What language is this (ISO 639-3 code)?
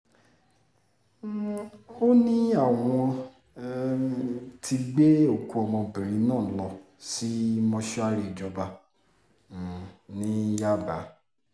yor